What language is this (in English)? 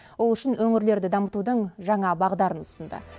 Kazakh